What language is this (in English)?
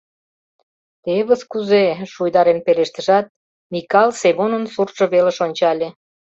Mari